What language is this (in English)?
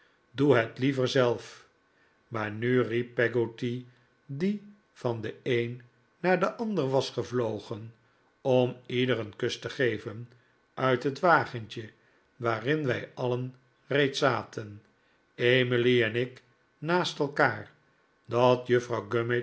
Dutch